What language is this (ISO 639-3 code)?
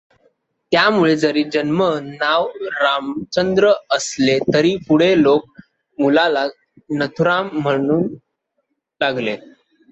mar